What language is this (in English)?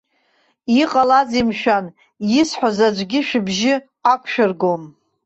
Abkhazian